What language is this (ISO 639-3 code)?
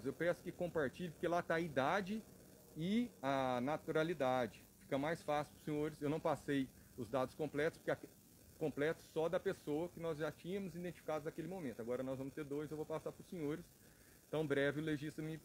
por